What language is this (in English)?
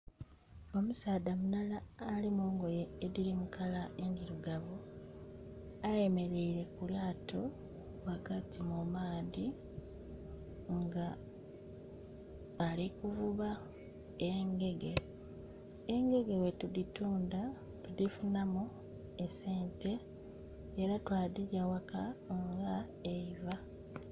Soga